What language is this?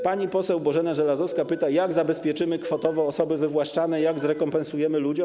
Polish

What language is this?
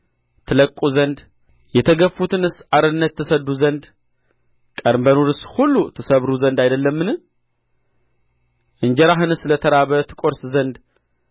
Amharic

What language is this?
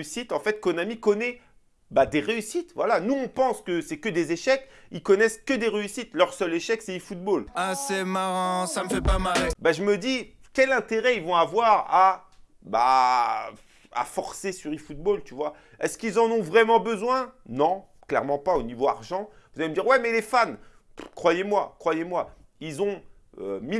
French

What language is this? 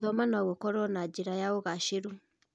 Kikuyu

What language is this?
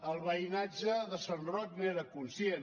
Catalan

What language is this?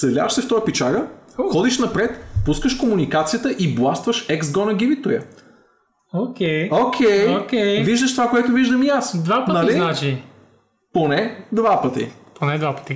Bulgarian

